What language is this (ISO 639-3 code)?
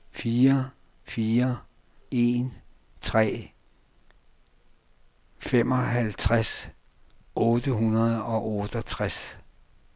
dan